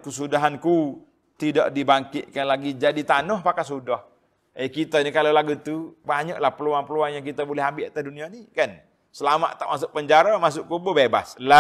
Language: Malay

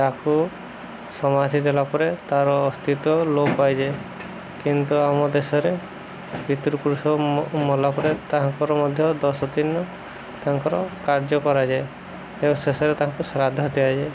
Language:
Odia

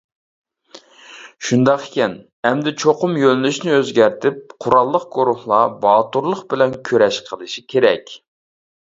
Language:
Uyghur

